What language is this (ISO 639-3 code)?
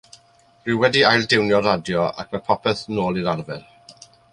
cym